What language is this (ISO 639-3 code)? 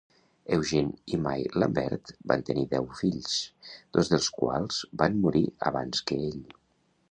cat